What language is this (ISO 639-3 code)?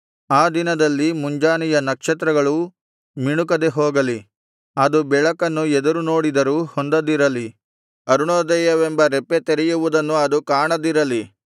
kan